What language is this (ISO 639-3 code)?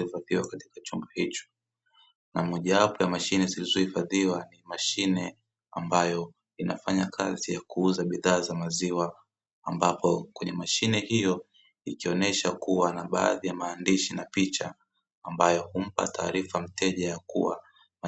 swa